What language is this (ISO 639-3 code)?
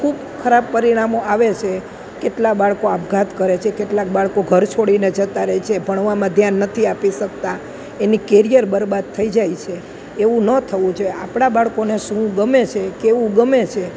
guj